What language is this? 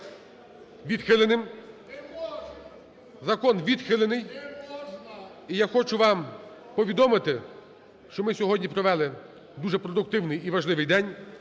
Ukrainian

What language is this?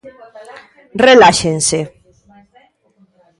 Galician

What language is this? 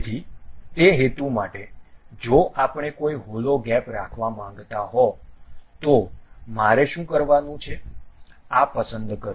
Gujarati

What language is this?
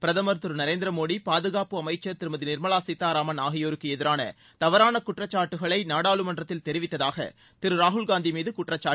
Tamil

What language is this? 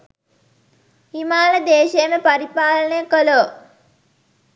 Sinhala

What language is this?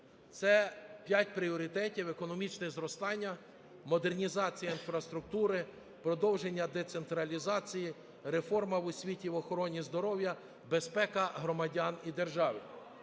Ukrainian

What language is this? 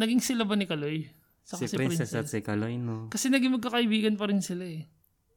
Filipino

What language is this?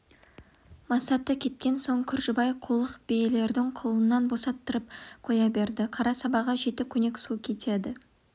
Kazakh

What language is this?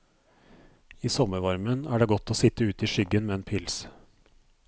Norwegian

